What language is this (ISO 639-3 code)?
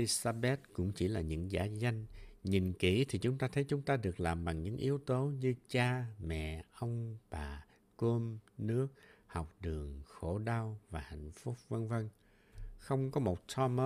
vie